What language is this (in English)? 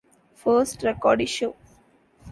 English